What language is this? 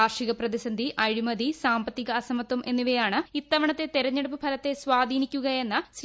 Malayalam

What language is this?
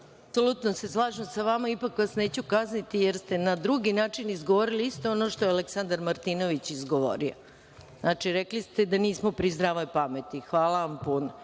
Serbian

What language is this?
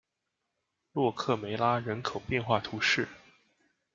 Chinese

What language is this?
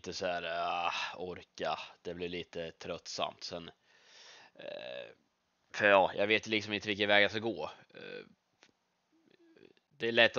Swedish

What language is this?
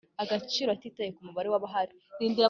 Kinyarwanda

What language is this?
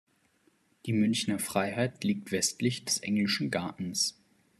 German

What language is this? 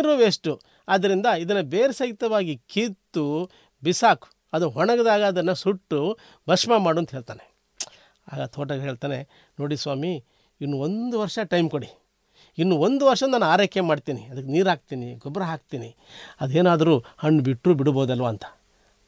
Kannada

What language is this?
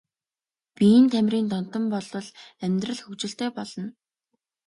Mongolian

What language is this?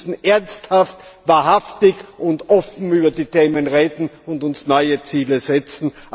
German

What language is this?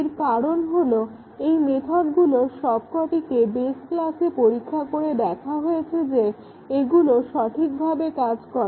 Bangla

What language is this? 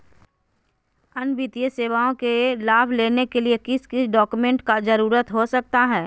Magahi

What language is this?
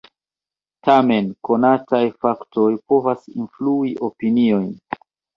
Esperanto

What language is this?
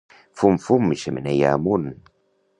Catalan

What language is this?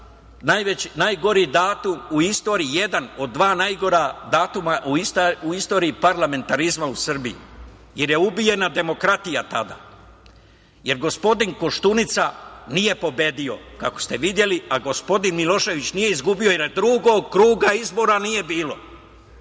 Serbian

